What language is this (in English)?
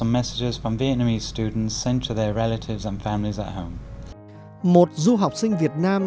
Vietnamese